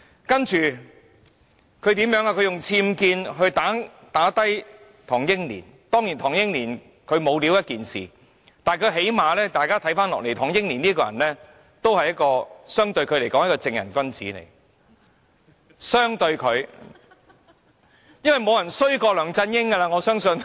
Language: Cantonese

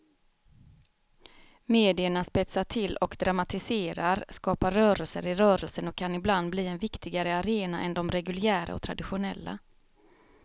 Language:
Swedish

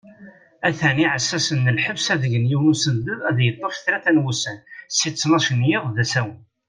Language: Kabyle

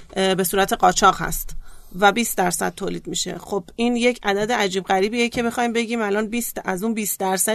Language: Persian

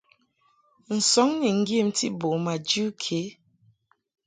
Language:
Mungaka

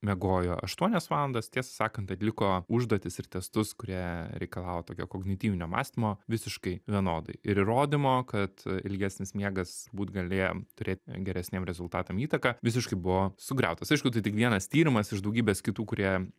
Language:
Lithuanian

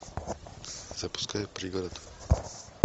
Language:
Russian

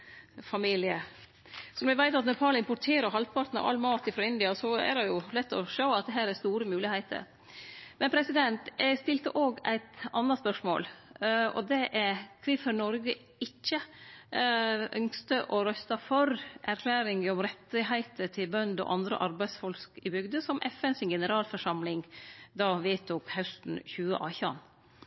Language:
Norwegian Nynorsk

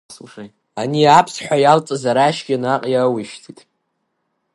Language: Abkhazian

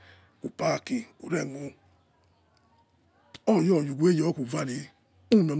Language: Yekhee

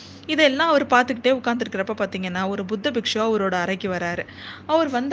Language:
Tamil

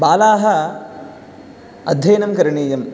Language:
Sanskrit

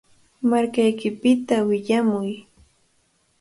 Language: Cajatambo North Lima Quechua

